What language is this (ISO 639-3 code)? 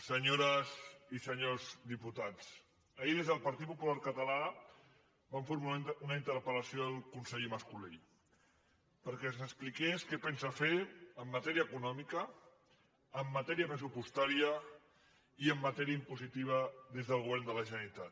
cat